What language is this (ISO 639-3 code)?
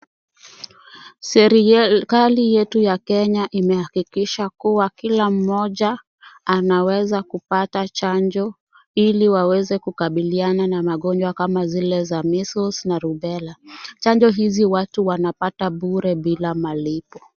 swa